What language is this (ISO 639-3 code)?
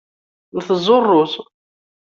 kab